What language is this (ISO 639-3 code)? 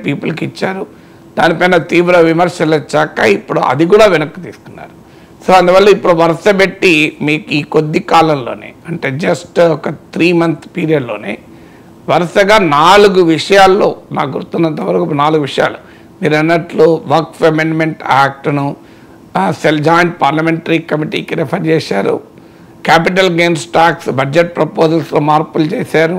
tel